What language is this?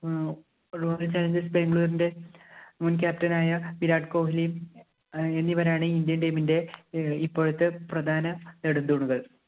Malayalam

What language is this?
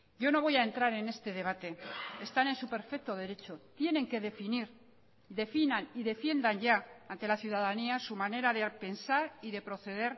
Spanish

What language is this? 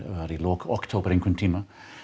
Icelandic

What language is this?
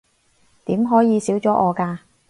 Cantonese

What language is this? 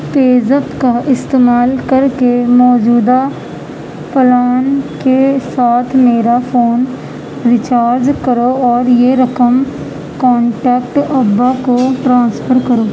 Urdu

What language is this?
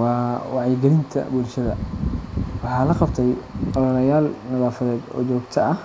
Somali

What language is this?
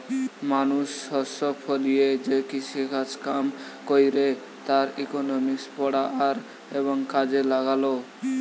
Bangla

